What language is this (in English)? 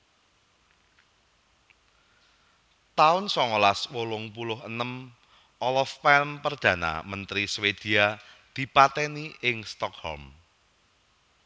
Javanese